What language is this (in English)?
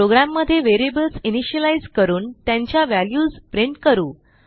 Marathi